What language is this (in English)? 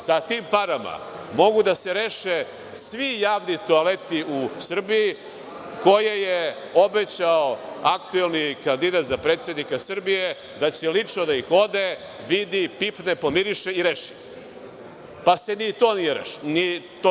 Serbian